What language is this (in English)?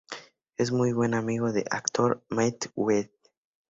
Spanish